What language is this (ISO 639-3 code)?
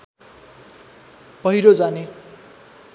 nep